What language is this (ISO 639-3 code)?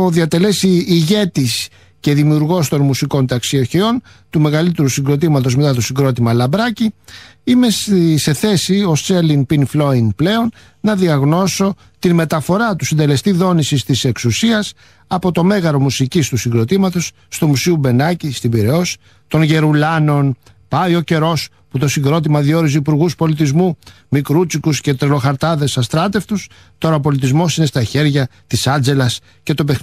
ell